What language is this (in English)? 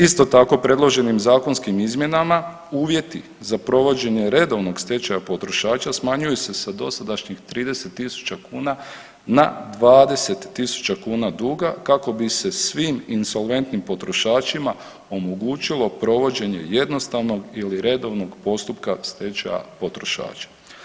Croatian